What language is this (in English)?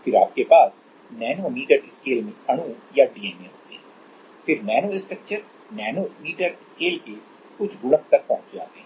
Hindi